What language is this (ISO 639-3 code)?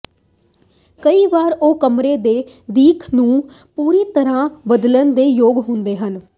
pan